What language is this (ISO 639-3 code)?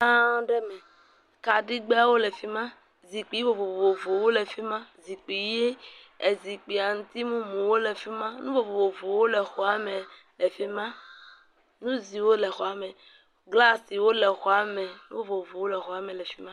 ewe